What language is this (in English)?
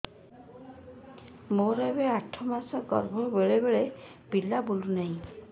Odia